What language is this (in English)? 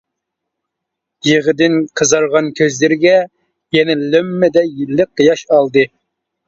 Uyghur